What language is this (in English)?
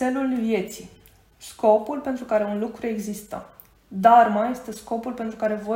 Romanian